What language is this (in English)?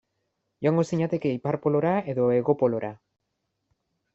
Basque